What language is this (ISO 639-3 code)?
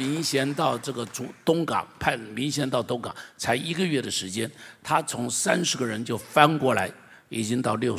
zho